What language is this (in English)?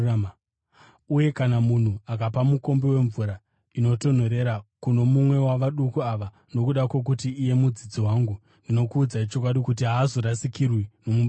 Shona